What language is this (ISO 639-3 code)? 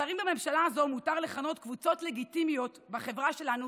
heb